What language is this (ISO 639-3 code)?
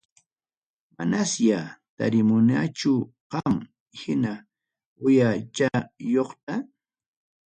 quy